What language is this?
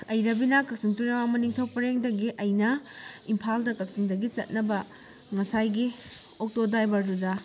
Manipuri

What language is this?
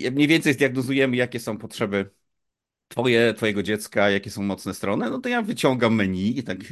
Polish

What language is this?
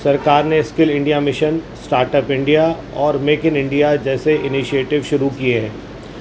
Urdu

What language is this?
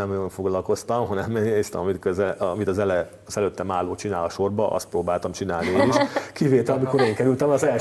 Hungarian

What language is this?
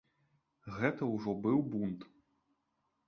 Belarusian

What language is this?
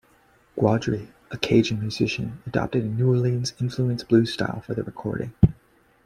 English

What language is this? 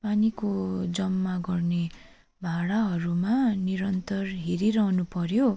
Nepali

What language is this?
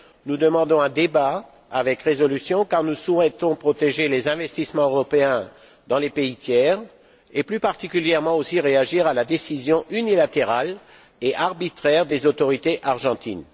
French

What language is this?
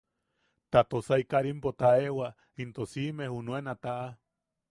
Yaqui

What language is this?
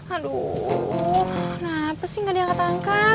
Indonesian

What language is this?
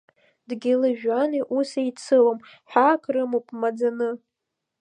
Abkhazian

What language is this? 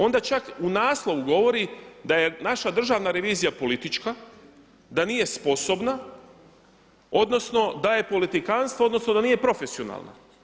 Croatian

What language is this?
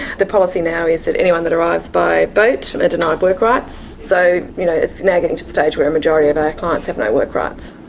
English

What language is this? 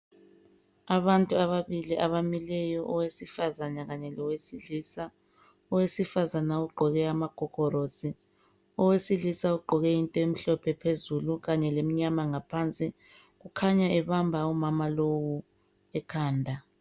North Ndebele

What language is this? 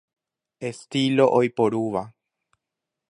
Guarani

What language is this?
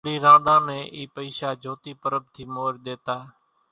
Kachi Koli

